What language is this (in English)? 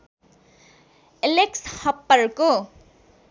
Nepali